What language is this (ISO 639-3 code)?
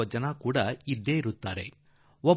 kan